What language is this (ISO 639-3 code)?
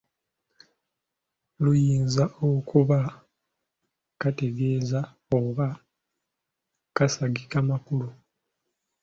lug